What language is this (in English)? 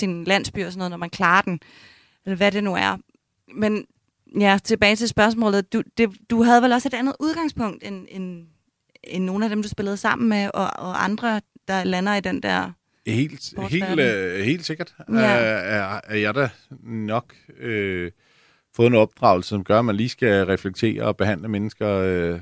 Danish